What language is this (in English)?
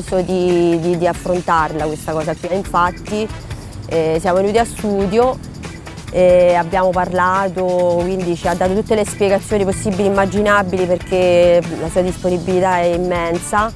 Italian